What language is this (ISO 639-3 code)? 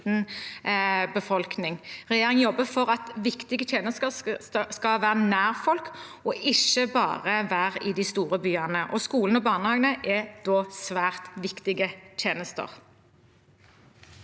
nor